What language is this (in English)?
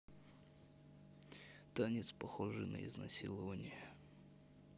Russian